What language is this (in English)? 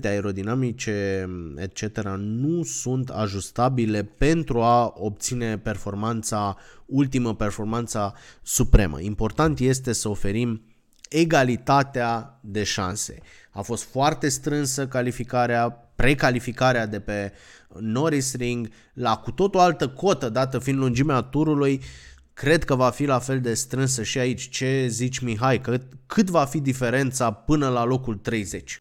Romanian